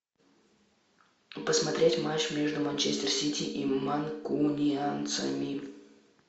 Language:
Russian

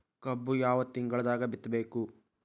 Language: Kannada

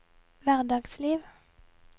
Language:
Norwegian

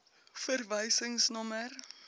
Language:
Afrikaans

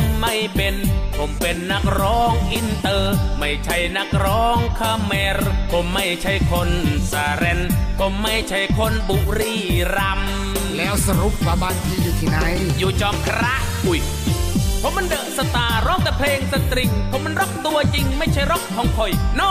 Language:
Thai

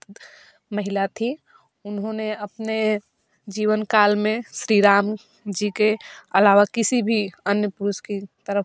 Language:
Hindi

